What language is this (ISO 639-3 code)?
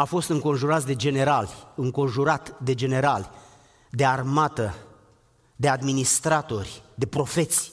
ron